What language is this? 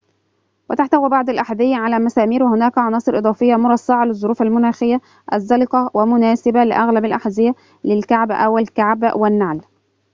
Arabic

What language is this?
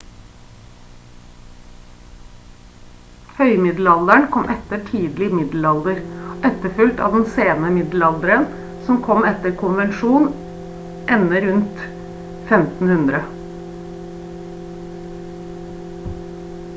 Norwegian Bokmål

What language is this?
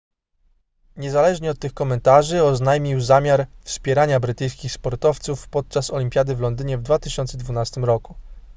Polish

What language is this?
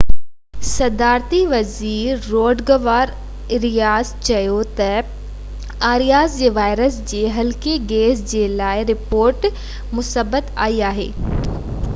Sindhi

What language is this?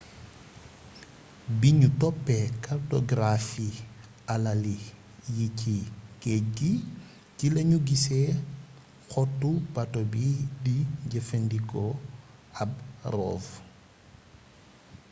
Wolof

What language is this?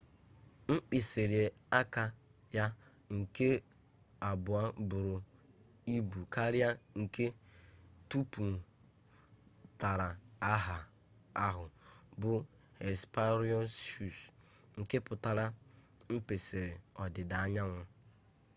Igbo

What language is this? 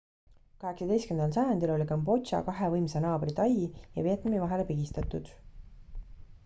Estonian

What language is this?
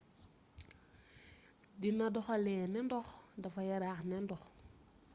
Wolof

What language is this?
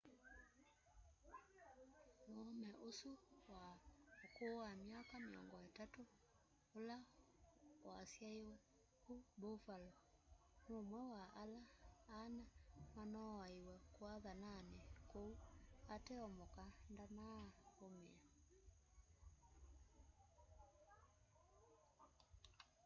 Kamba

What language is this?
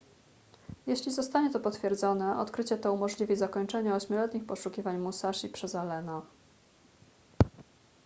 Polish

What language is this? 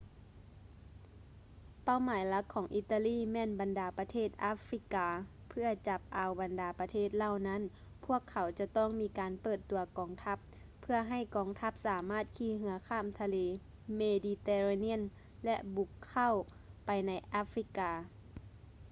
Lao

